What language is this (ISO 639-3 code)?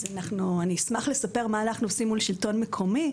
heb